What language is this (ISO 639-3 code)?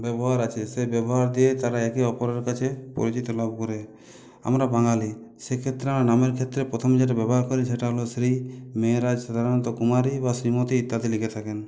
ben